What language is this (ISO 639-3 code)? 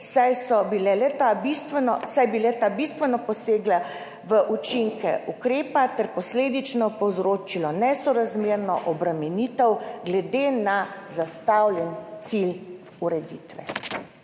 slv